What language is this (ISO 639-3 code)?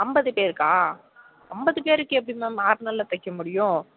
tam